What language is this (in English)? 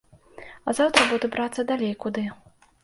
Belarusian